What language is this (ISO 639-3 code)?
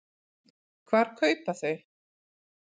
isl